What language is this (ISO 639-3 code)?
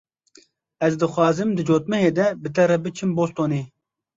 kur